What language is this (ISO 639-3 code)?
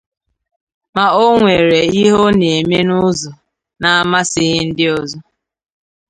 ibo